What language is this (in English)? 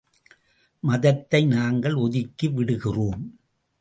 Tamil